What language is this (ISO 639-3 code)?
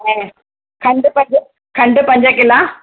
snd